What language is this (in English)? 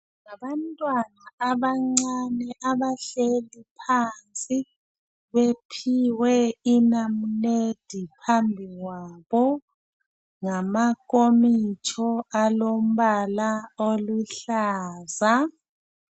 North Ndebele